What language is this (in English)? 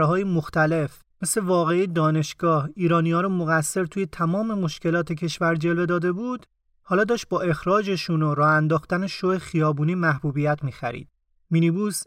Persian